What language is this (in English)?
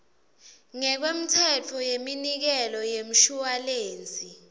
Swati